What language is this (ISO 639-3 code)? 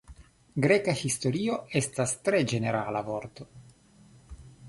epo